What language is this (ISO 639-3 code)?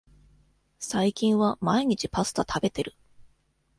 jpn